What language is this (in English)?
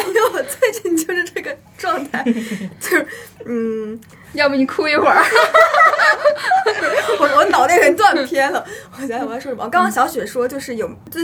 Chinese